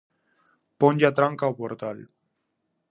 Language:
Galician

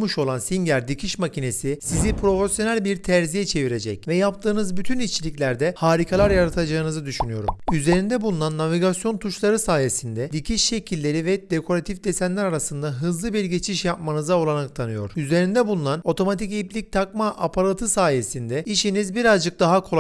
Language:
Turkish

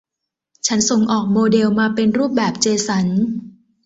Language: Thai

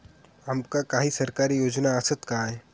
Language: Marathi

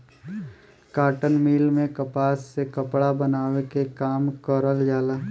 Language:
Bhojpuri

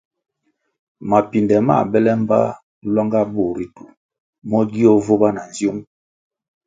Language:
Kwasio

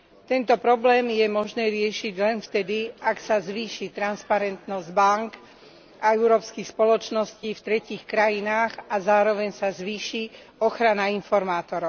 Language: Slovak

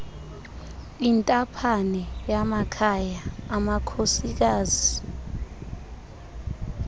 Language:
Xhosa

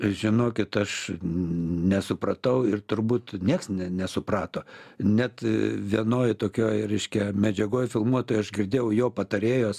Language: Lithuanian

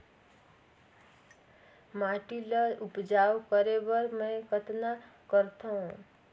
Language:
Chhattisgarhi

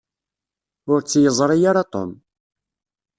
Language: Kabyle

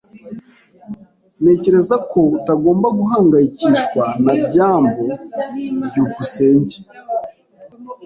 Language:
Kinyarwanda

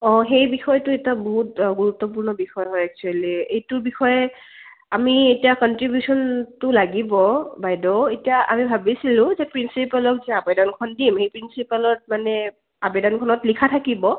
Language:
Assamese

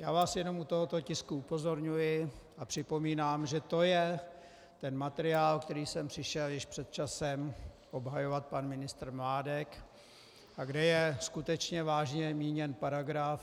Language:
Czech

